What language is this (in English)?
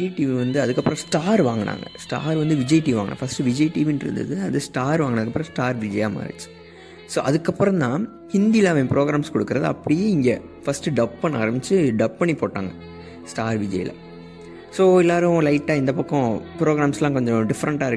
Tamil